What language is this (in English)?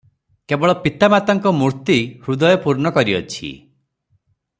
Odia